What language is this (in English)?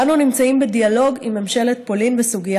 Hebrew